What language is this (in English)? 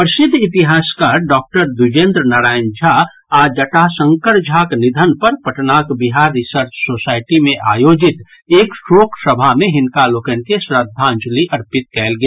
Maithili